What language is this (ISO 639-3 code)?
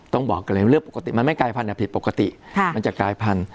tha